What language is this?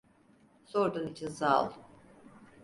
Turkish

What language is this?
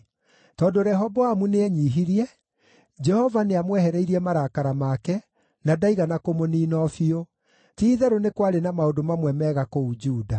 Kikuyu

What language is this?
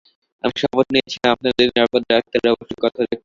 Bangla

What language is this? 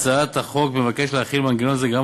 Hebrew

